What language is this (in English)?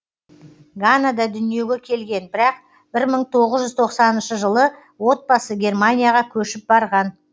Kazakh